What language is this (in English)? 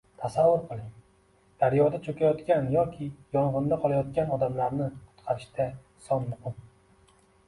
Uzbek